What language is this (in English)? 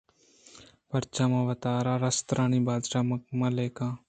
Eastern Balochi